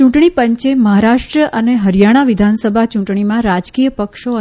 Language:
Gujarati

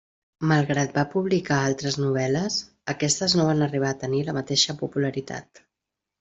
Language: Catalan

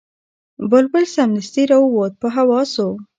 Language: Pashto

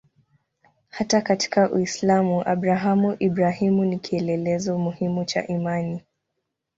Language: Swahili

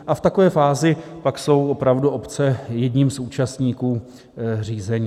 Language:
Czech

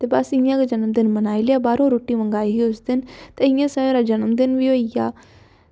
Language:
Dogri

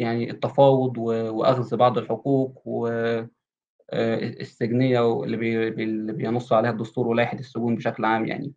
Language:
Arabic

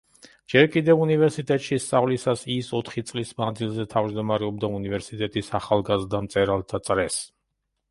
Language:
Georgian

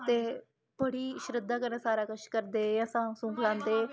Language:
Dogri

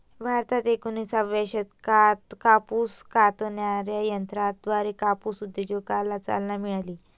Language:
Marathi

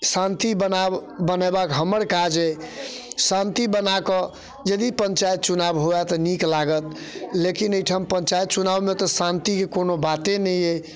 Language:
Maithili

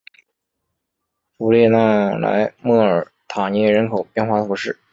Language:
Chinese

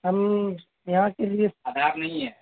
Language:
Urdu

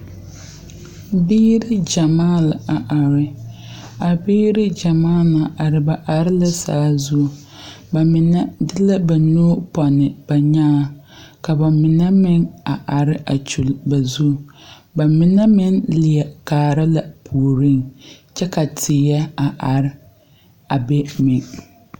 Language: Southern Dagaare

